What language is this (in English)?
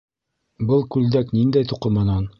Bashkir